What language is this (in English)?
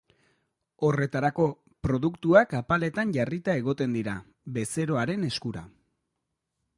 Basque